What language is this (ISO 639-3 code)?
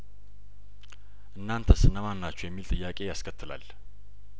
amh